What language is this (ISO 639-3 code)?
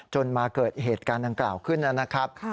tha